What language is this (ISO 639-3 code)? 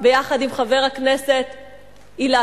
heb